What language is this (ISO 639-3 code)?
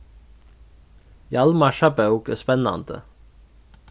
fao